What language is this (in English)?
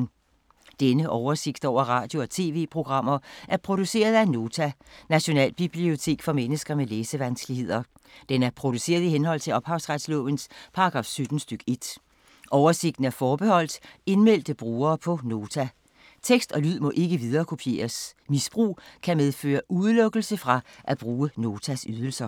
Danish